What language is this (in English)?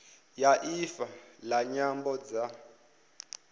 Venda